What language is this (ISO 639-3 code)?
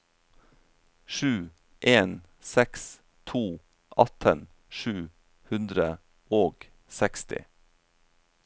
nor